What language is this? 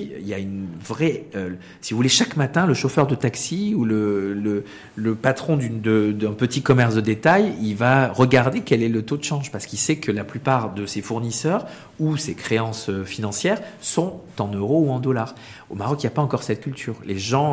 French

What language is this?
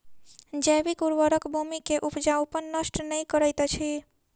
Maithili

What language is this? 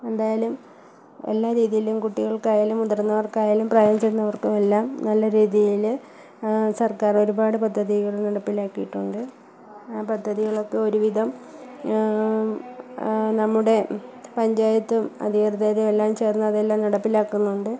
Malayalam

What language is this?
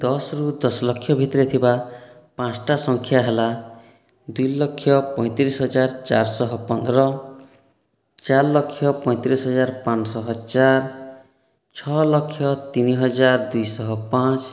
Odia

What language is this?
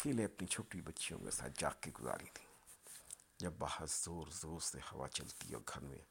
Urdu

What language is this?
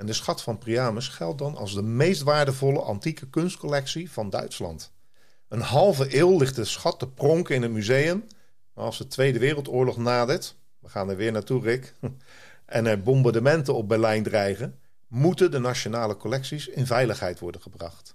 Dutch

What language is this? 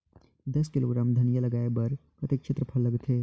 Chhattisgarhi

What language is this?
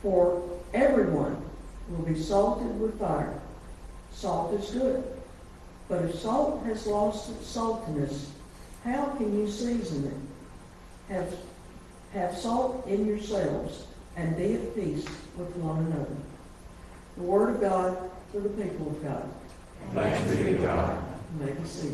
English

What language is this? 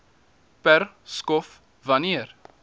Afrikaans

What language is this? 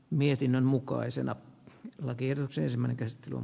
Finnish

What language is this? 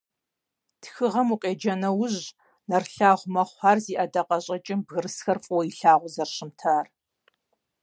Kabardian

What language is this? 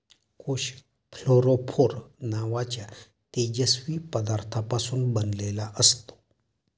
Marathi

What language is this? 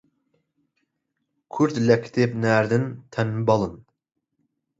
Central Kurdish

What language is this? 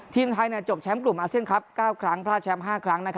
Thai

